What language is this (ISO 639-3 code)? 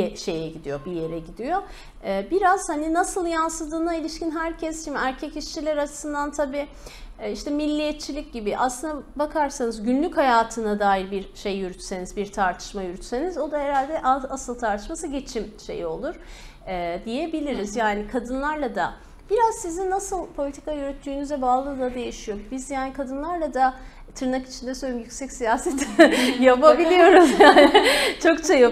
tur